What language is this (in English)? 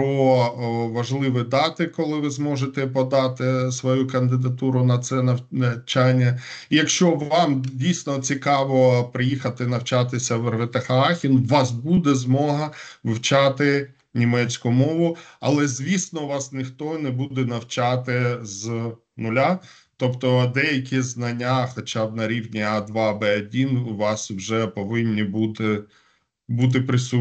Ukrainian